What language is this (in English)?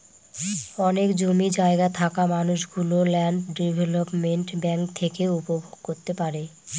Bangla